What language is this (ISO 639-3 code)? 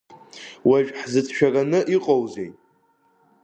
abk